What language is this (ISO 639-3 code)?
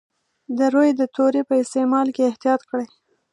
pus